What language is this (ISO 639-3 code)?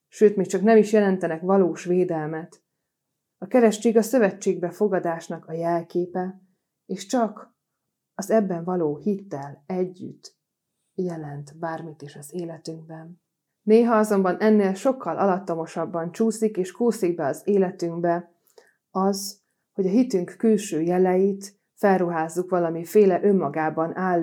hun